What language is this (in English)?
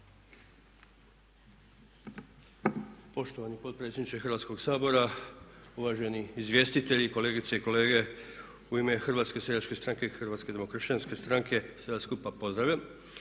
Croatian